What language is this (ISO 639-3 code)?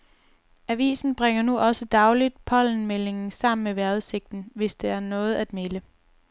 dan